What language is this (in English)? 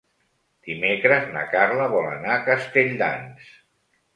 Catalan